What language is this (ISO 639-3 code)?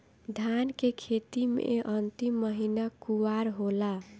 bho